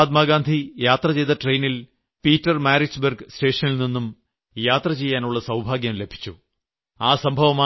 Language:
Malayalam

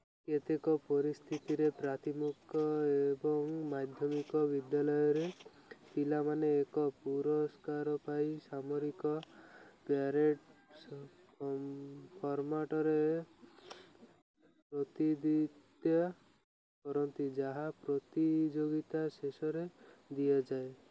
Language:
Odia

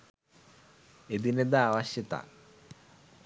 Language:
Sinhala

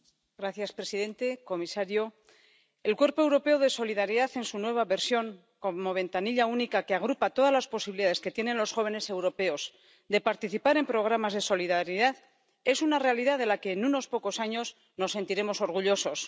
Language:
Spanish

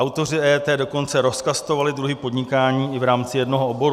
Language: Czech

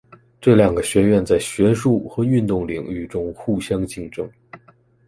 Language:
Chinese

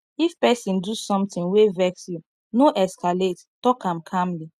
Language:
Nigerian Pidgin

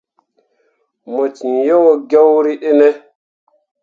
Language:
Mundang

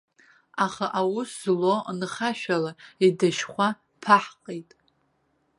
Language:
Abkhazian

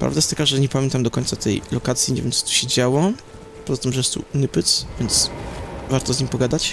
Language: Polish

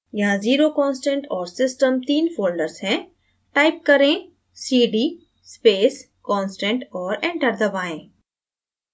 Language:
Hindi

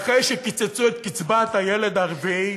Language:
Hebrew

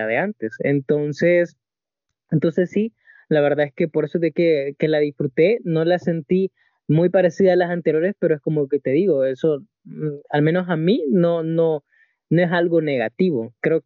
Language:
Spanish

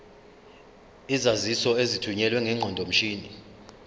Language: Zulu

